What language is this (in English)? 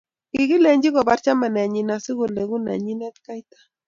Kalenjin